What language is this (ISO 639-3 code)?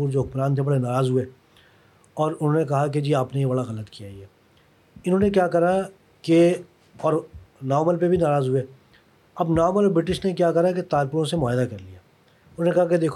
urd